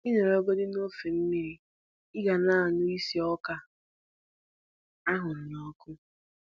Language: Igbo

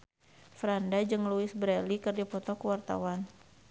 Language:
Sundanese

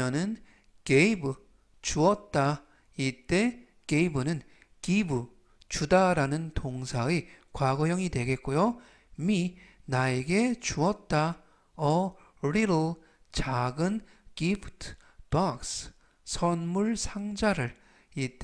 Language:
Korean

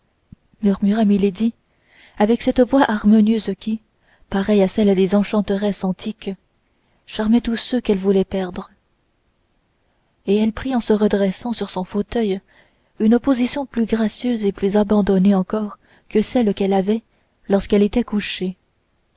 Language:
French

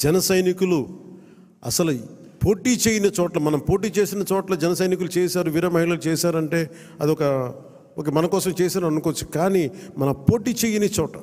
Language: Telugu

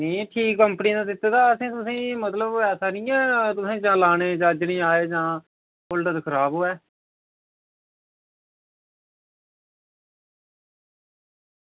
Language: Dogri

